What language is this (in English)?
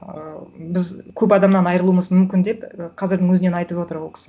Kazakh